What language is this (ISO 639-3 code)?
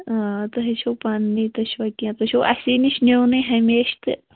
kas